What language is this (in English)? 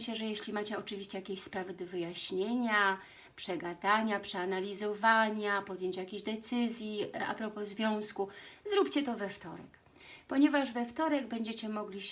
Polish